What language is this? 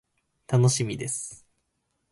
Japanese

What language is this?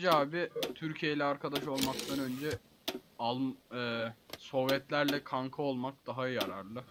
Turkish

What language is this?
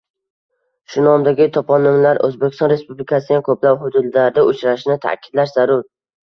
Uzbek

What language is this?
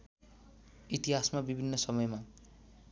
Nepali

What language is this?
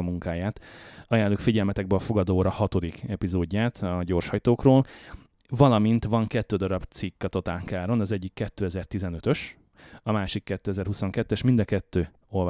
Hungarian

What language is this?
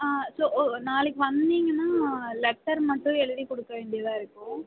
Tamil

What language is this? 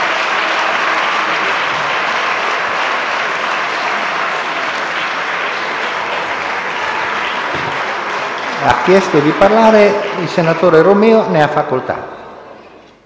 Italian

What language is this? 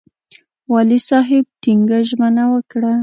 Pashto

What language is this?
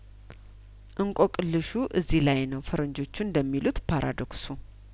Amharic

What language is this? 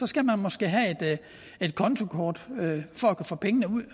Danish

